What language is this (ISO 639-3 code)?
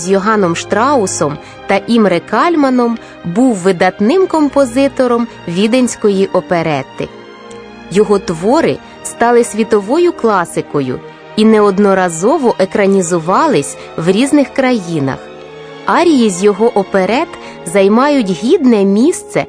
ukr